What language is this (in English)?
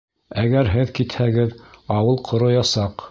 Bashkir